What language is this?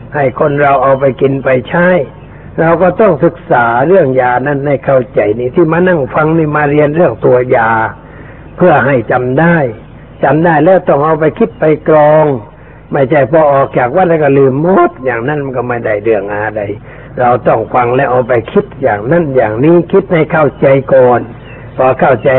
Thai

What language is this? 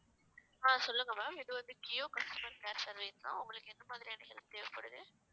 Tamil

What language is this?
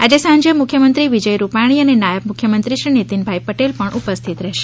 Gujarati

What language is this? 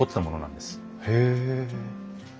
Japanese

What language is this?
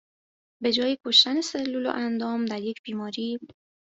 Persian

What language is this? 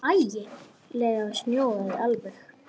Icelandic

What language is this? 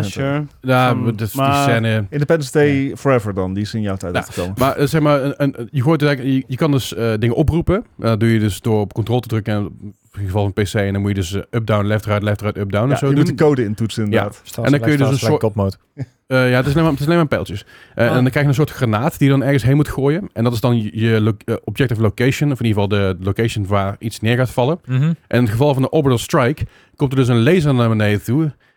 Dutch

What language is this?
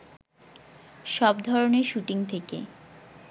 Bangla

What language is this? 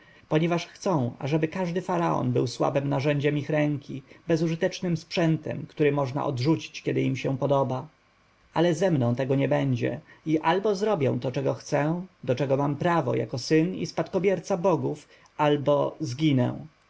Polish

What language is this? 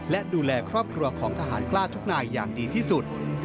Thai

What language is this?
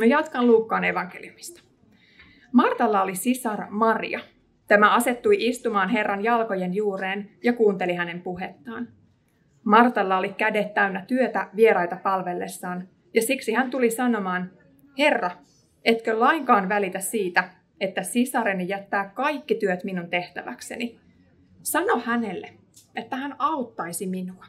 Finnish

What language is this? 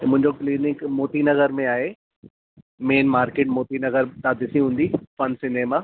Sindhi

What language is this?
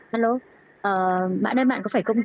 Vietnamese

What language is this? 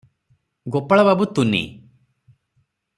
Odia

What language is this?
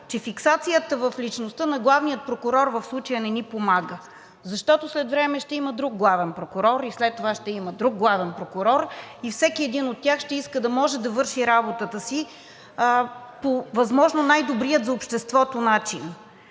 Bulgarian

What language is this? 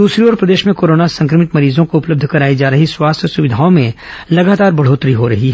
Hindi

